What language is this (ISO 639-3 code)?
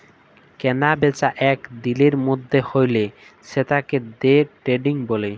ben